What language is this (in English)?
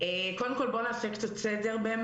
Hebrew